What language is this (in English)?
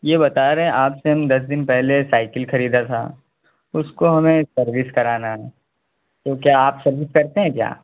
Urdu